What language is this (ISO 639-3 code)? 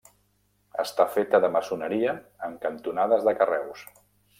cat